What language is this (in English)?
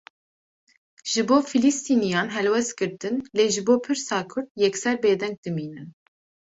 Kurdish